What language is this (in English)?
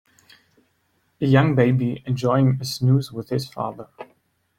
English